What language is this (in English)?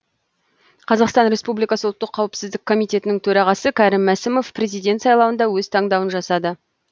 Kazakh